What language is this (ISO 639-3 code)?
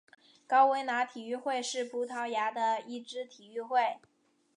zho